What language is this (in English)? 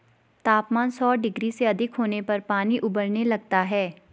Hindi